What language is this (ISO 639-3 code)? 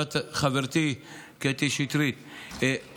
heb